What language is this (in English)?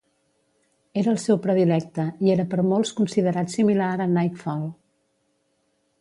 Catalan